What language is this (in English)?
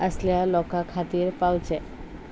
Konkani